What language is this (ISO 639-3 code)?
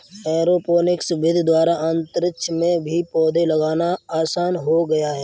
hin